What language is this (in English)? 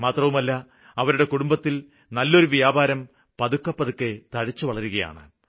Malayalam